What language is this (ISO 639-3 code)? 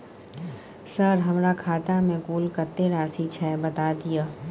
mai